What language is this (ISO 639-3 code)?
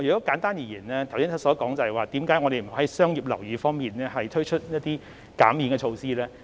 yue